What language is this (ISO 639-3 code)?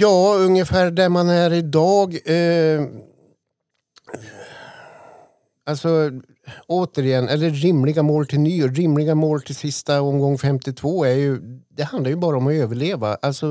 swe